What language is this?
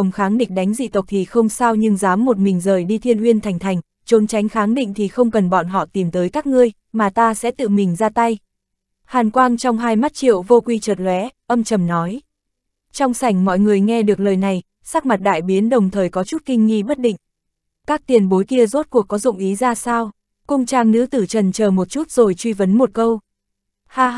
Vietnamese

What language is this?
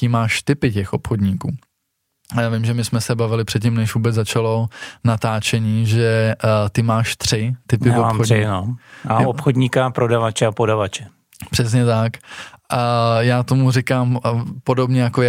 Czech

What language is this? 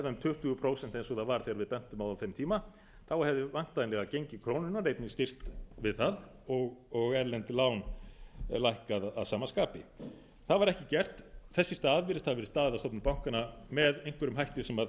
Icelandic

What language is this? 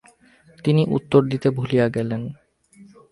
Bangla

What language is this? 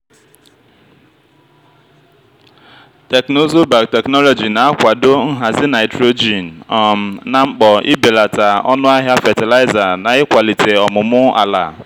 Igbo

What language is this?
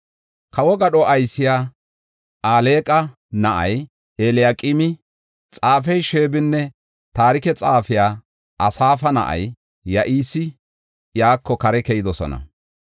Gofa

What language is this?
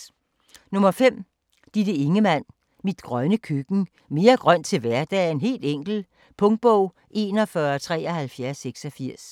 Danish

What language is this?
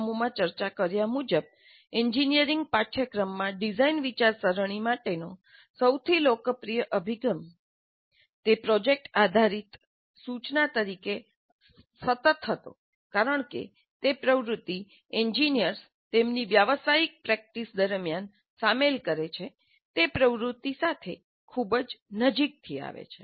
Gujarati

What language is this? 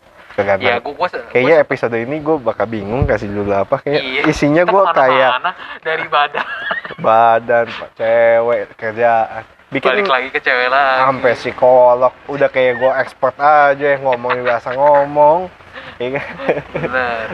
Indonesian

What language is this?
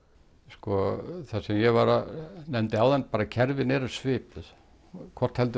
Icelandic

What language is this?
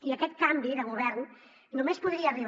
Catalan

